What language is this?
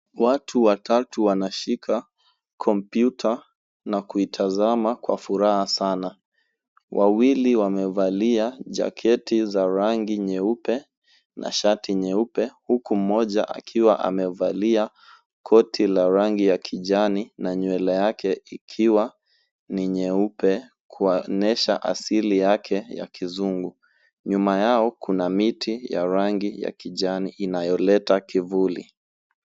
Swahili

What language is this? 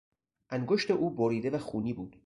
Persian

